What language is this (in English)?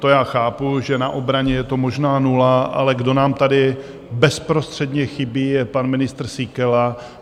Czech